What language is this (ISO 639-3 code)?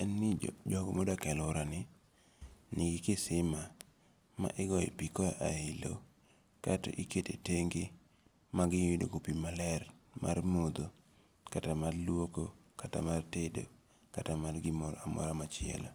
luo